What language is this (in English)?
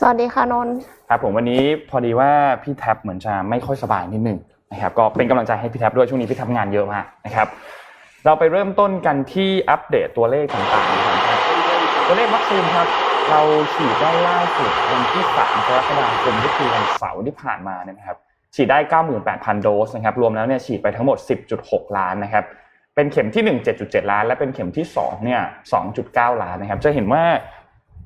Thai